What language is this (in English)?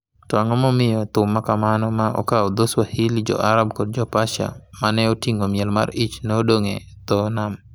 Luo (Kenya and Tanzania)